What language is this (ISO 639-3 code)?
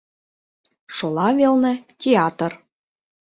chm